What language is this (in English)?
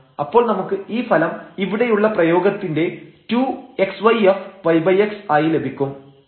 Malayalam